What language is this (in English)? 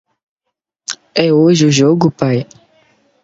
Portuguese